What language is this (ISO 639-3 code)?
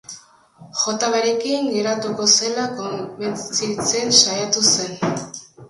eus